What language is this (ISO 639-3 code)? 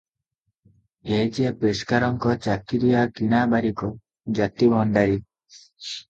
ori